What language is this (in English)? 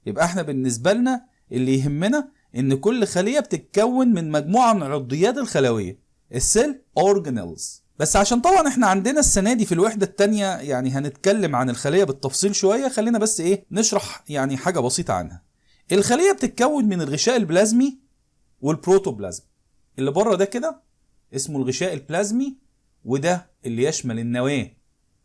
Arabic